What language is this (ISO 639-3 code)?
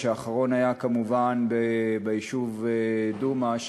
heb